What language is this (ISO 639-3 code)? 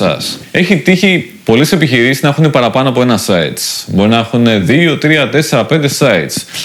ell